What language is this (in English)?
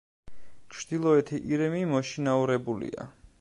Georgian